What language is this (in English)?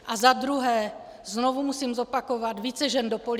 Czech